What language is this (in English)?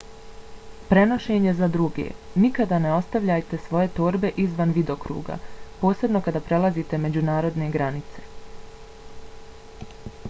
Bosnian